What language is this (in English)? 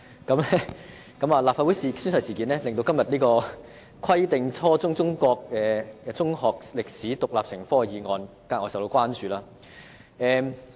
Cantonese